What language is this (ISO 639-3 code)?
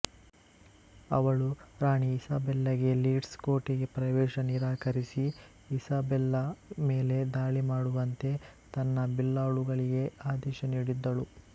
kan